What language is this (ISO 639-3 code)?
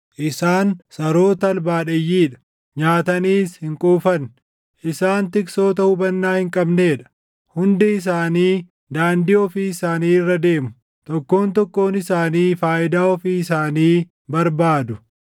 orm